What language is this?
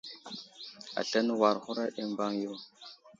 Wuzlam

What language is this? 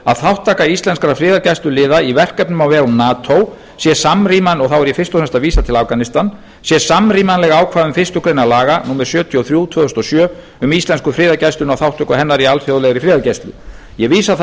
Icelandic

